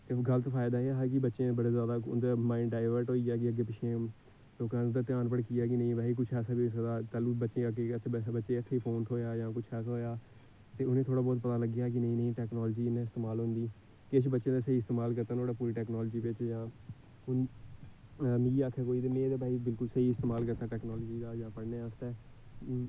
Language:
Dogri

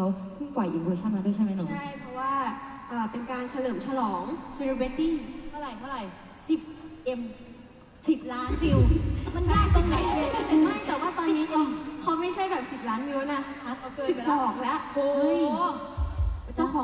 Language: Thai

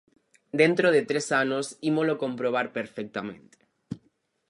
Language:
Galician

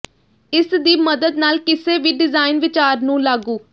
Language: Punjabi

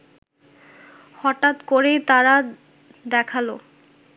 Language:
Bangla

